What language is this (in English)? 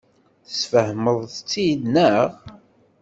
Kabyle